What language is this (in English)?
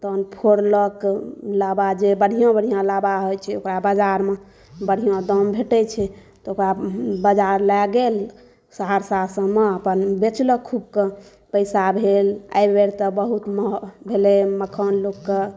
Maithili